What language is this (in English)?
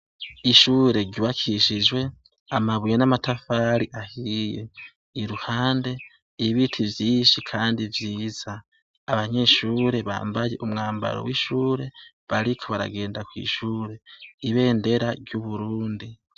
Rundi